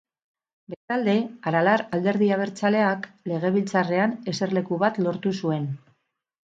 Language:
Basque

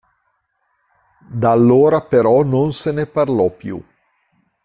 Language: Italian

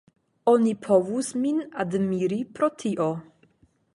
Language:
Esperanto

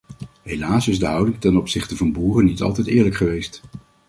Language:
Dutch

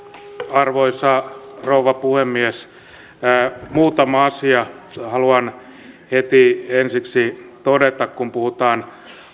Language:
Finnish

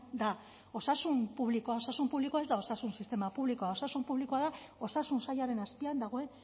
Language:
Basque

